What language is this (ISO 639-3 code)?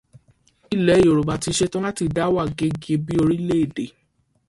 yor